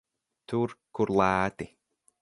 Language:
Latvian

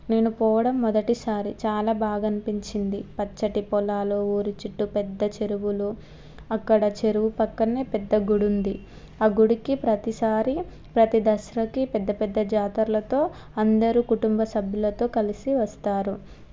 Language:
Telugu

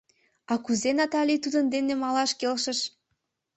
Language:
Mari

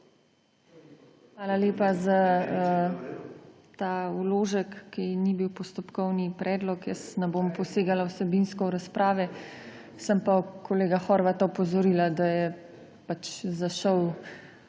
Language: Slovenian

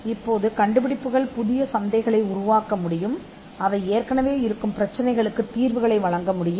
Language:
Tamil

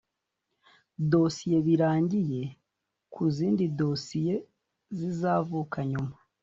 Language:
Kinyarwanda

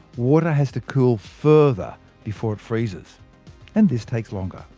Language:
English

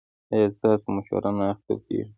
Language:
Pashto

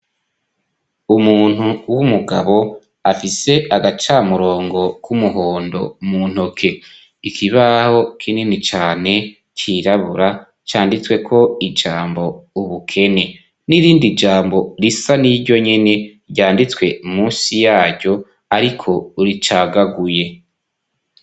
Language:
Rundi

